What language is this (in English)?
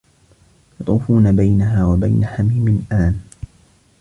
Arabic